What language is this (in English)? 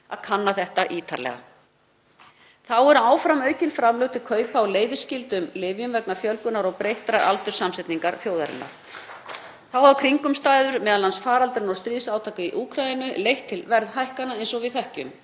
Icelandic